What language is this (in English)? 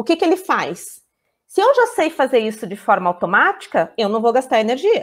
Portuguese